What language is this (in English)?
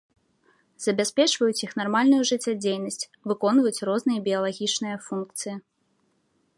Belarusian